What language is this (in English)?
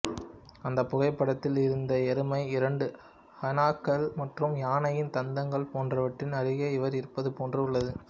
Tamil